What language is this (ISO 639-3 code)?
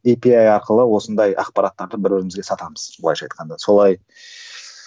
kaz